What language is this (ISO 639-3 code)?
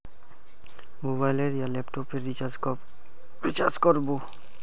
mag